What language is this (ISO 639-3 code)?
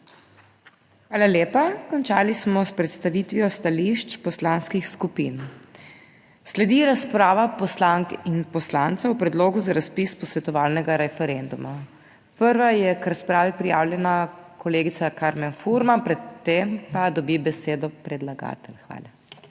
slv